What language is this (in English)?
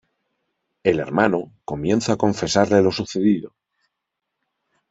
Spanish